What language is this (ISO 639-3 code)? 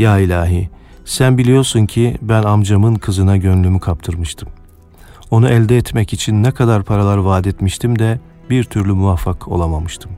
tur